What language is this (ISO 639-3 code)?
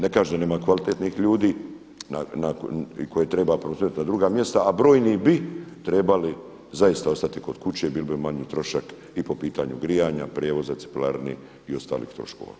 hrv